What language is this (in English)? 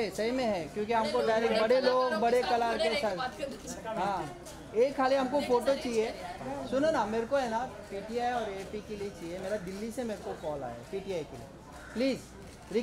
Hindi